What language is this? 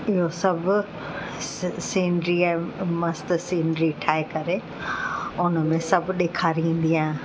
Sindhi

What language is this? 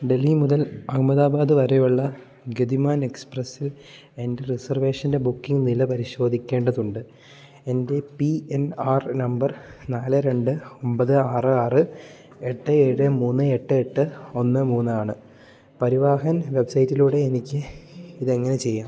Malayalam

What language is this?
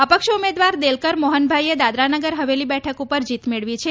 Gujarati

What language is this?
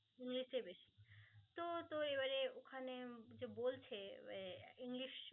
Bangla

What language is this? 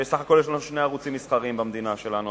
Hebrew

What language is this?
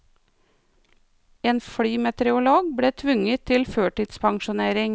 Norwegian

